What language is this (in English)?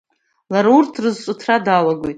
Abkhazian